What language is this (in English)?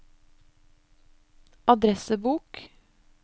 Norwegian